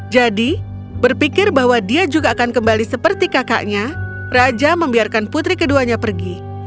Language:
Indonesian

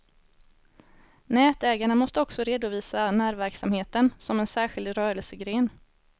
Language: Swedish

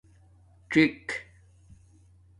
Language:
Domaaki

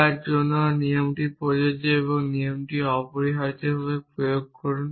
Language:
Bangla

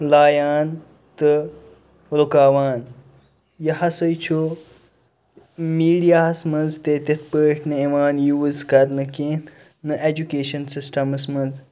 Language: Kashmiri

